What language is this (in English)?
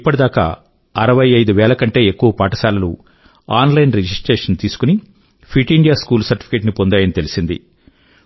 Telugu